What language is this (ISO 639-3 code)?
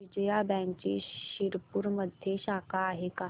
mar